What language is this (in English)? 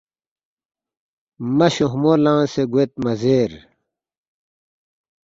Balti